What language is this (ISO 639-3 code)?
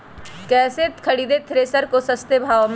mag